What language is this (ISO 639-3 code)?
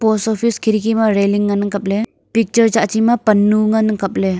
nnp